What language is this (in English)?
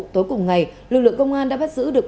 Vietnamese